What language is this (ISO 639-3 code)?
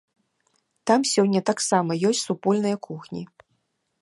bel